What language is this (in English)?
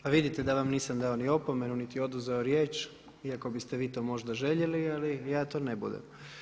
Croatian